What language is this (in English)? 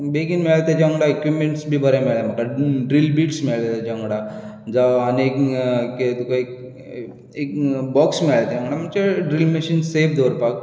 Konkani